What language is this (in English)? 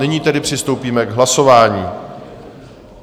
Czech